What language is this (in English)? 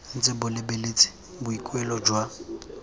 Tswana